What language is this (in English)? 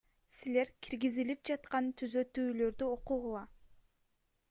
Kyrgyz